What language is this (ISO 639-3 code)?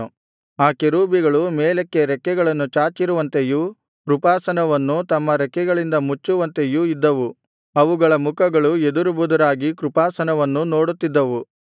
kan